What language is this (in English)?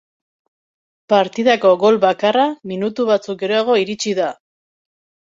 Basque